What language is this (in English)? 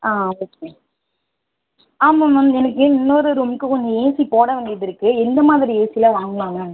Tamil